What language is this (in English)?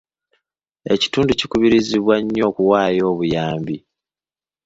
Ganda